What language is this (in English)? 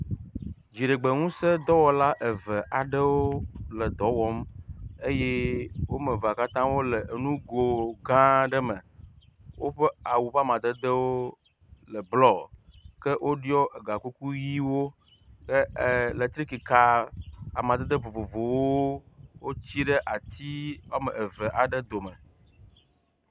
Ewe